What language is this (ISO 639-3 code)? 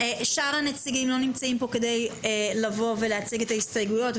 heb